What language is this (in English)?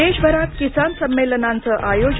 Marathi